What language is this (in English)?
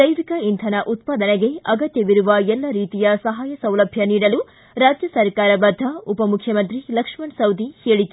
Kannada